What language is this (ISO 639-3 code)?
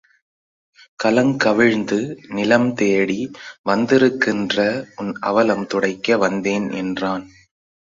tam